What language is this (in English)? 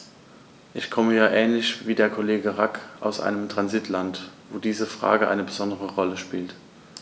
German